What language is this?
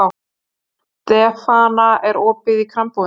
Icelandic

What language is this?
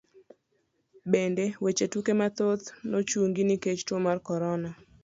Luo (Kenya and Tanzania)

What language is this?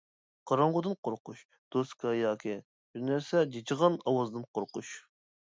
Uyghur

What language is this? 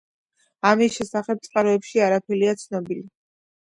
Georgian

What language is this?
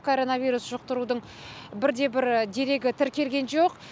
Kazakh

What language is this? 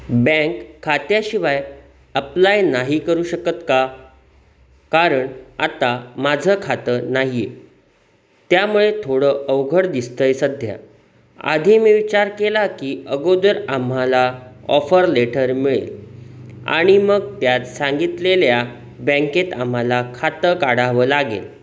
Marathi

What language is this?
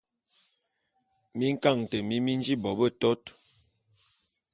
Bulu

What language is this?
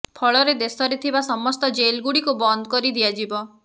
Odia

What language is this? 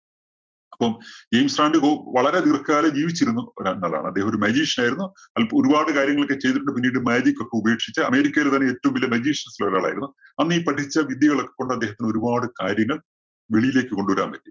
Malayalam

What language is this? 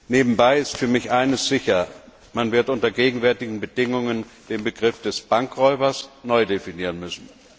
German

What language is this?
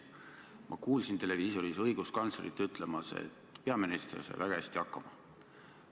Estonian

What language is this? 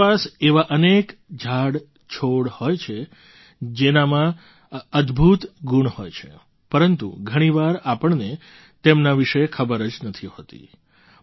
Gujarati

